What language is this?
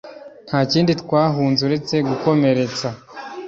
Kinyarwanda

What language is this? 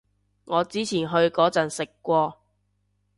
Cantonese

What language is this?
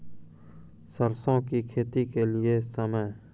Maithili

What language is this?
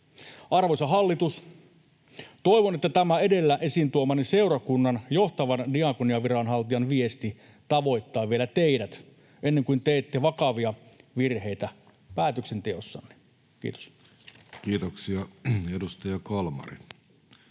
Finnish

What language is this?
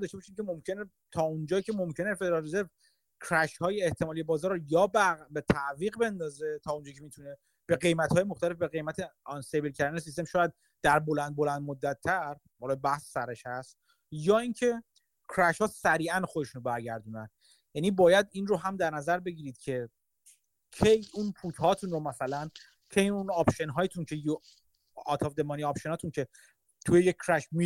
Persian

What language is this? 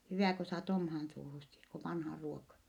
Finnish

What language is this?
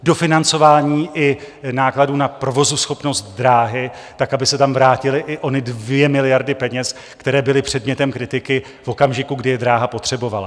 Czech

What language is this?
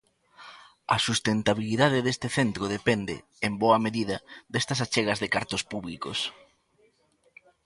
Galician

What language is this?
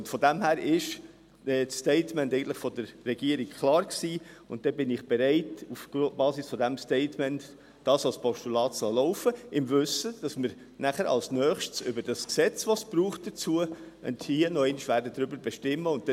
Swiss German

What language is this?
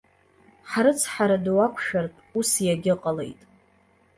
Abkhazian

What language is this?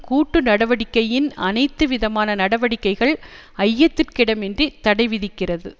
Tamil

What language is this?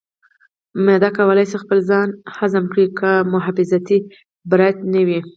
Pashto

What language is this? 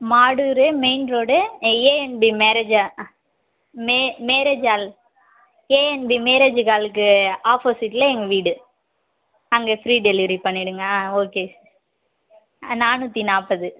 Tamil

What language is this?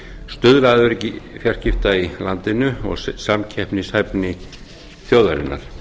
Icelandic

